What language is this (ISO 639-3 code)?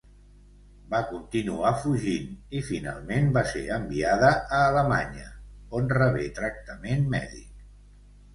cat